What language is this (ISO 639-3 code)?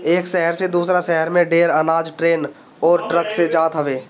bho